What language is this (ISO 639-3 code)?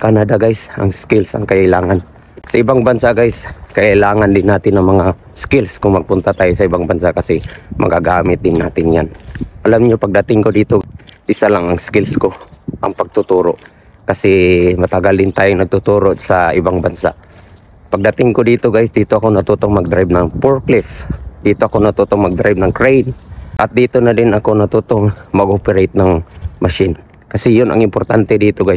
fil